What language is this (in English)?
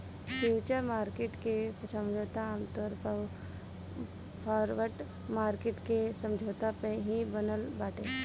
Bhojpuri